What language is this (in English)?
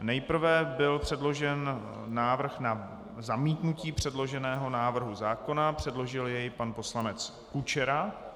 Czech